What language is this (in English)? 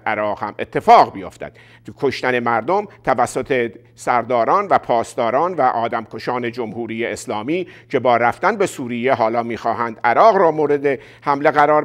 Persian